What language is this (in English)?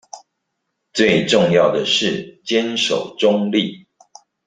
Chinese